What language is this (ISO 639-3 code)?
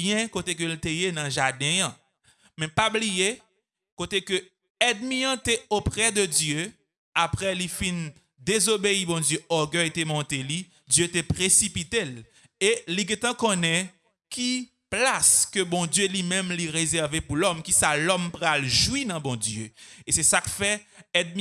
fra